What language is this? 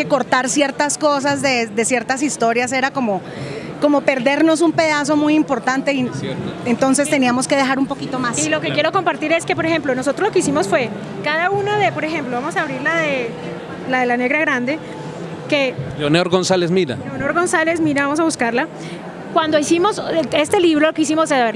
Spanish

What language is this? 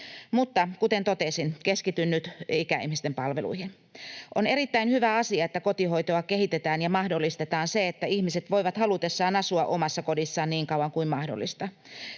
Finnish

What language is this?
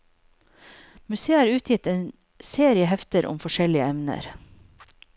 Norwegian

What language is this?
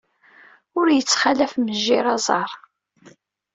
Kabyle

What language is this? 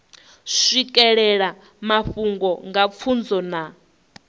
Venda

